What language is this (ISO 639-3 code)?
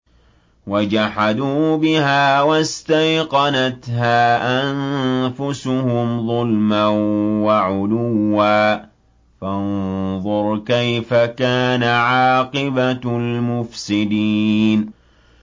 ara